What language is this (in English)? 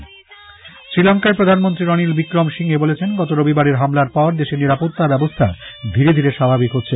Bangla